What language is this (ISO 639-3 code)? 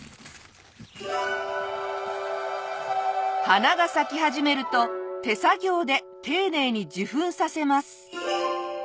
jpn